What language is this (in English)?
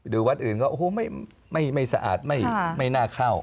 Thai